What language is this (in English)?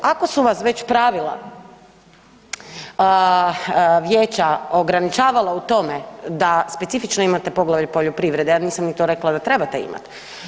Croatian